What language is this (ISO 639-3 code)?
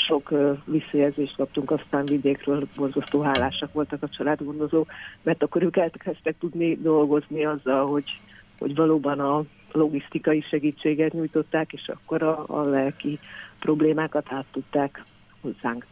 hun